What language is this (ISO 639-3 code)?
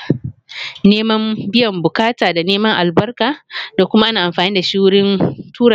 hau